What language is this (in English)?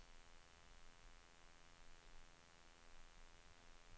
Swedish